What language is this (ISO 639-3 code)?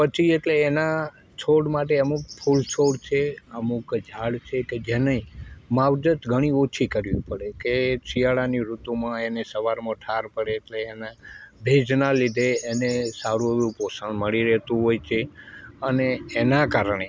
guj